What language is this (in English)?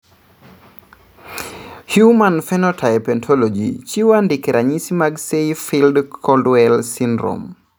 Luo (Kenya and Tanzania)